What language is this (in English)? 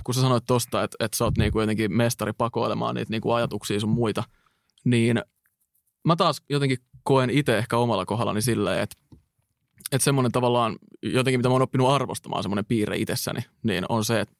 Finnish